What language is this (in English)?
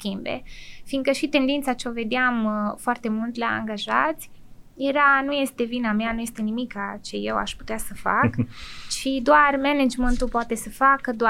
Romanian